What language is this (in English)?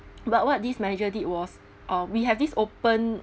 English